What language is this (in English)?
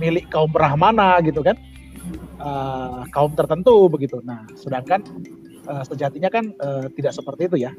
Indonesian